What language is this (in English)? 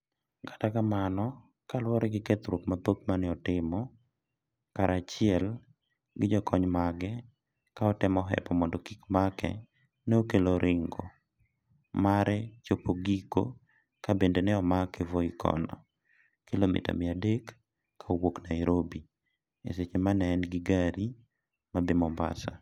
Luo (Kenya and Tanzania)